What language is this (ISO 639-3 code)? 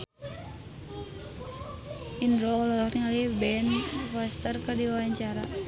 sun